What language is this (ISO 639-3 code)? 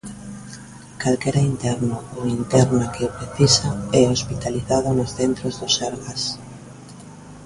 glg